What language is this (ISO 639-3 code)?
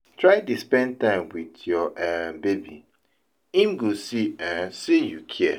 pcm